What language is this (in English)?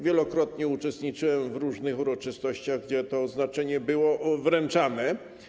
Polish